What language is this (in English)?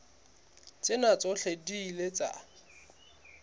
Southern Sotho